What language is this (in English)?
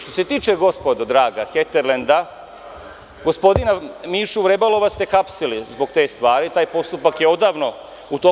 Serbian